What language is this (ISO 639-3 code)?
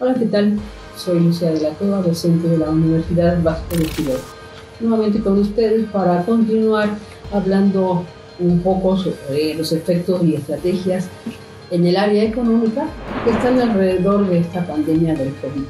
spa